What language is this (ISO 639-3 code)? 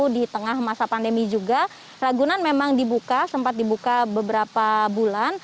ind